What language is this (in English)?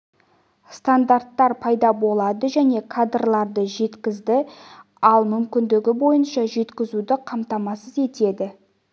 Kazakh